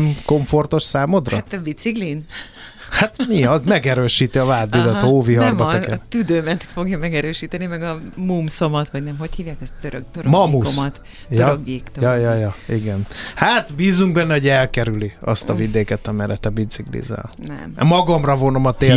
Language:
Hungarian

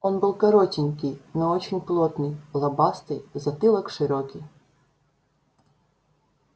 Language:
Russian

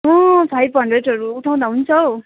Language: Nepali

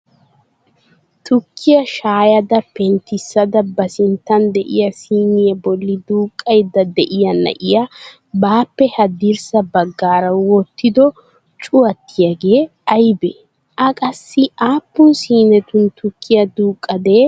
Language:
Wolaytta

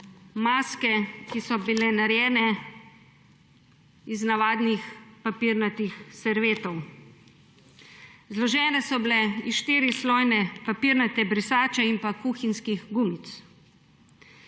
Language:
Slovenian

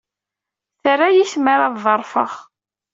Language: Kabyle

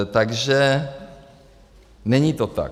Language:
Czech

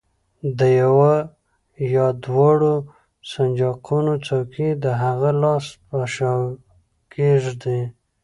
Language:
Pashto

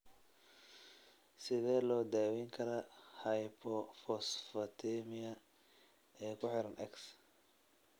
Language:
Somali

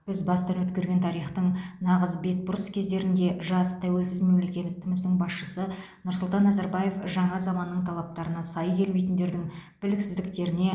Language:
Kazakh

